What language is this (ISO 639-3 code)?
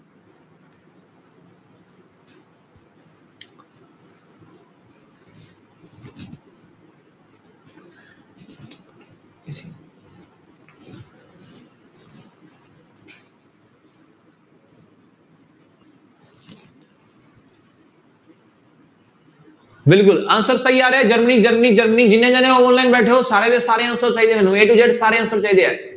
pan